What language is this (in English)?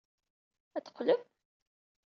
Kabyle